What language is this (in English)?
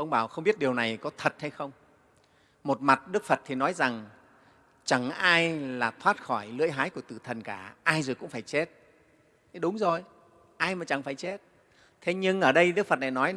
Vietnamese